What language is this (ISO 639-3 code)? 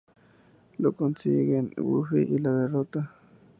spa